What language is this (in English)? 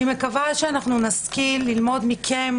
Hebrew